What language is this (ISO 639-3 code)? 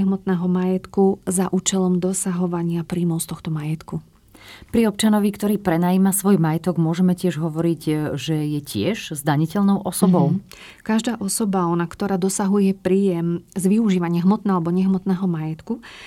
slk